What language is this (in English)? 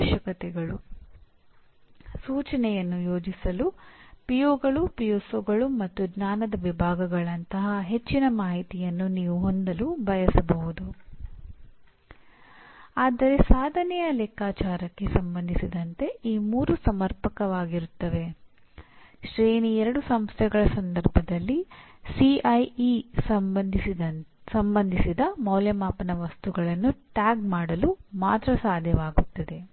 Kannada